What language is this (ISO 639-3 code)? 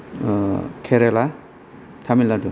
brx